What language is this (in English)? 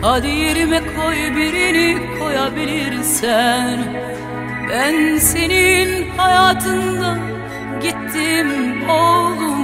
Arabic